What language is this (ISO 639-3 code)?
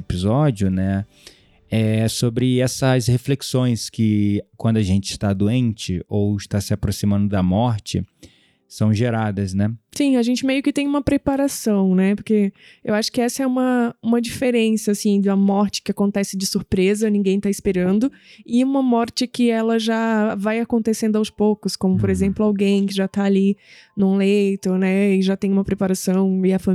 por